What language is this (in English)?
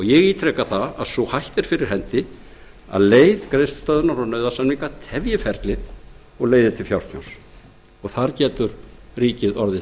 Icelandic